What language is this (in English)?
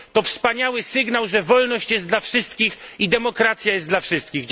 Polish